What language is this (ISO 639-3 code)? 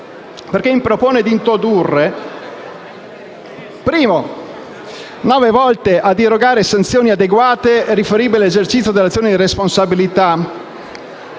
ita